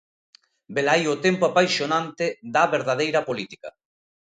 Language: Galician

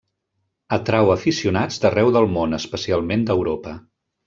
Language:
Catalan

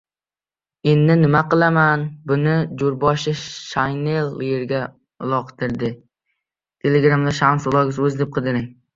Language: Uzbek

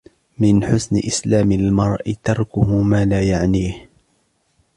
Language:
Arabic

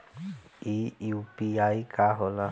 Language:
Bhojpuri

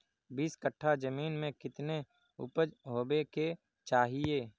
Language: Magahi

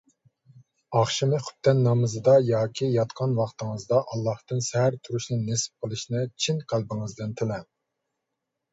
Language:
Uyghur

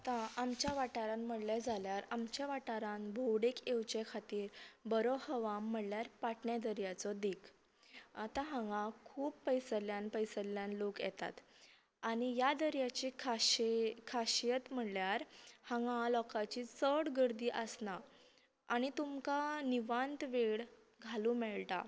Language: Konkani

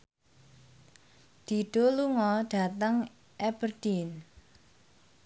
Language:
Javanese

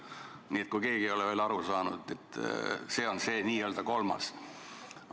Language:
Estonian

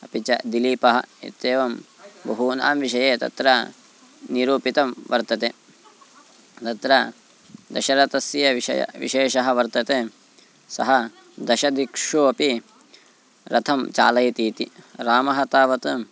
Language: Sanskrit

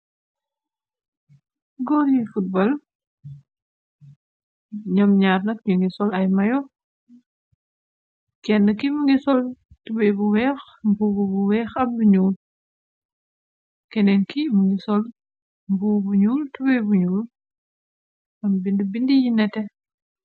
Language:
Wolof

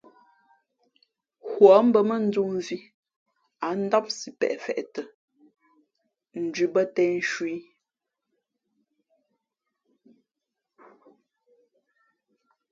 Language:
Fe'fe'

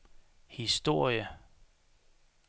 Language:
Danish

